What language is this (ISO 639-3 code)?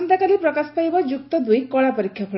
ori